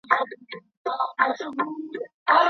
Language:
Pashto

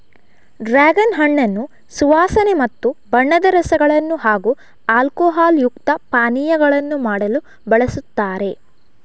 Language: Kannada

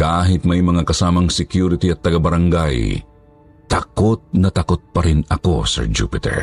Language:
Filipino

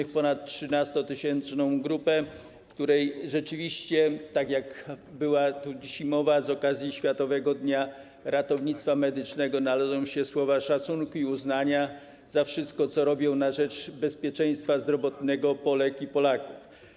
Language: Polish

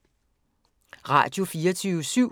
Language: Danish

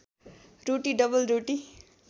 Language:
Nepali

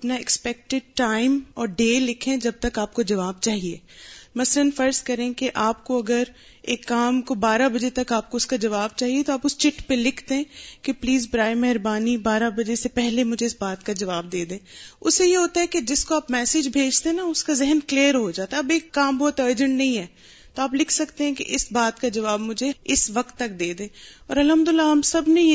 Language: Urdu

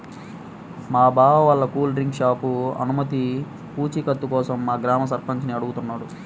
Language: Telugu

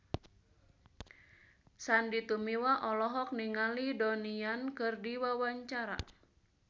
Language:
Sundanese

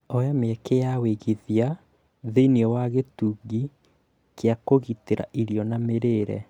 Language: Kikuyu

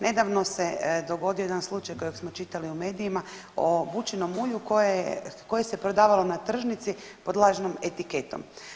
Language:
Croatian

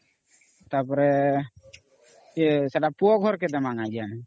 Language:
Odia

